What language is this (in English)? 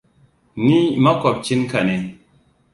Hausa